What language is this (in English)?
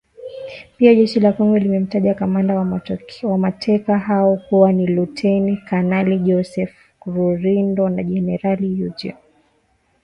Swahili